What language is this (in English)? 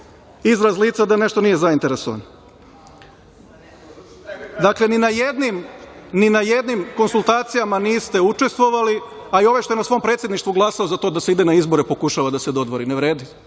Serbian